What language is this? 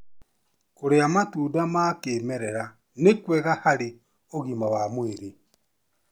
Kikuyu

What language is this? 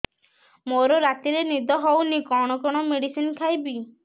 Odia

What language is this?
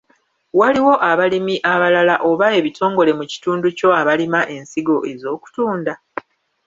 Ganda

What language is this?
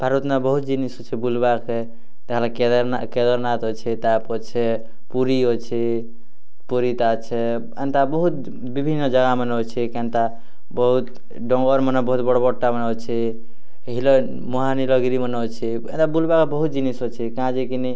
Odia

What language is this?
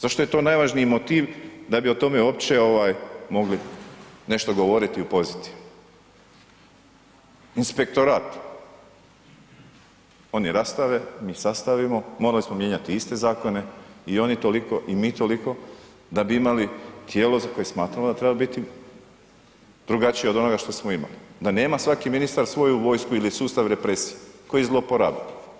Croatian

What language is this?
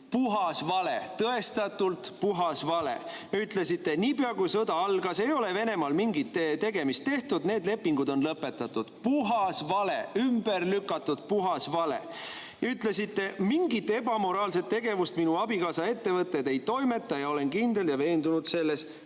Estonian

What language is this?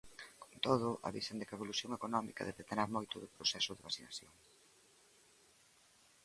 Galician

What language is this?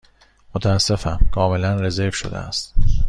Persian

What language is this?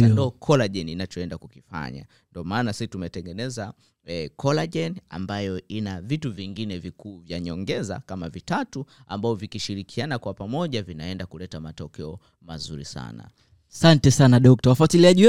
Swahili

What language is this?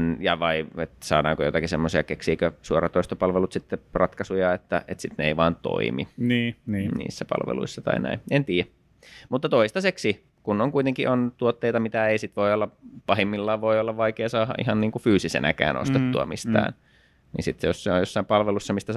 Finnish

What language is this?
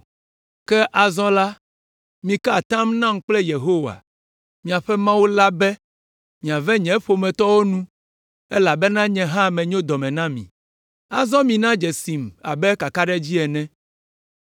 Ewe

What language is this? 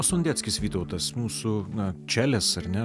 Lithuanian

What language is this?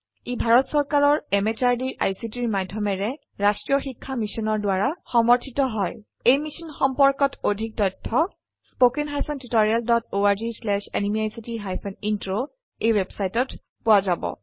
Assamese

